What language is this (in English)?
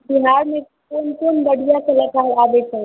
Maithili